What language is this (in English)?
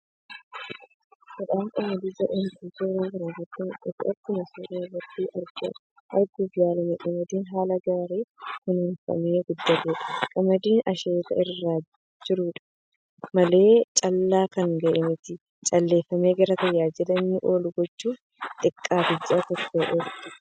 Oromo